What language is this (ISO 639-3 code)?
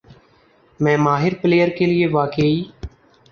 urd